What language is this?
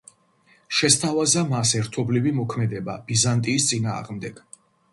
Georgian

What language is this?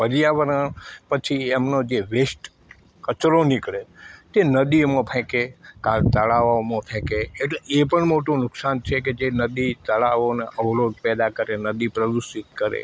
Gujarati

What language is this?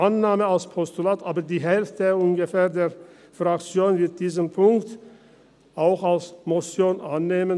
Swiss German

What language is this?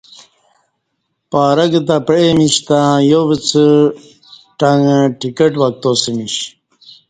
Kati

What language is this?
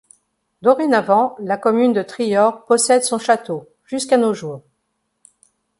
French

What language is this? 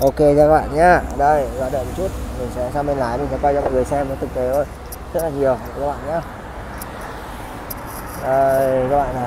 Vietnamese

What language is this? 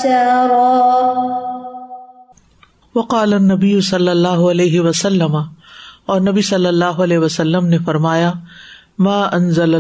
Urdu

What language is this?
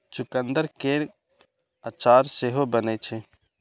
Maithili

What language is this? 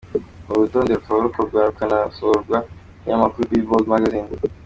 Kinyarwanda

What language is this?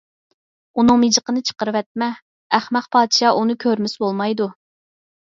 Uyghur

